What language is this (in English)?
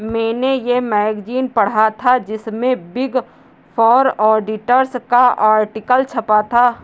Hindi